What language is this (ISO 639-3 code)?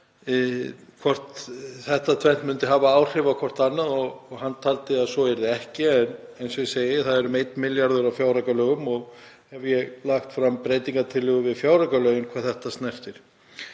isl